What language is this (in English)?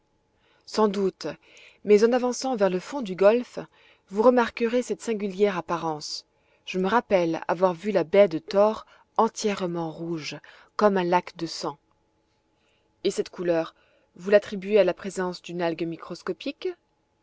French